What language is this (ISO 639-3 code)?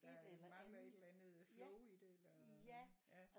dan